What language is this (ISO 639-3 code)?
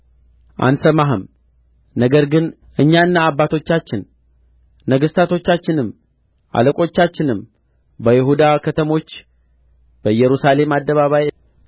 amh